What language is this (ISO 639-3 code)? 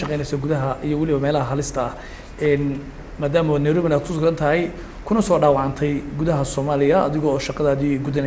ara